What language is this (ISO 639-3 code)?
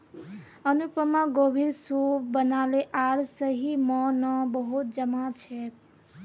mag